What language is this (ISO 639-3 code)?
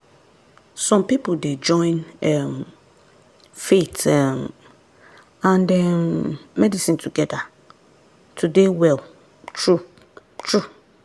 pcm